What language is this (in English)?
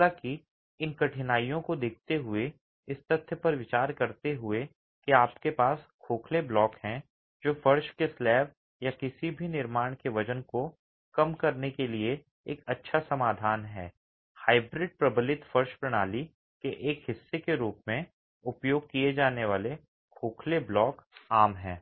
Hindi